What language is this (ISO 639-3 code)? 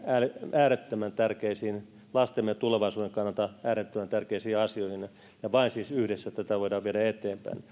fin